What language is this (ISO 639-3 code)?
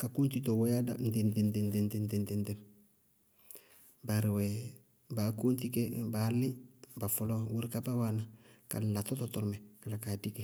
bqg